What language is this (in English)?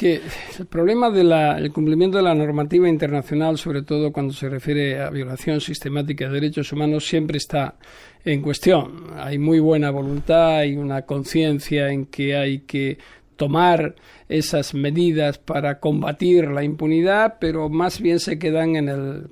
Spanish